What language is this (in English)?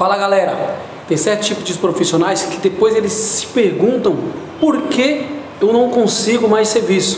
Portuguese